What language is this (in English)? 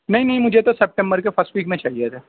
Urdu